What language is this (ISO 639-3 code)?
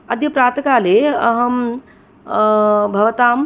san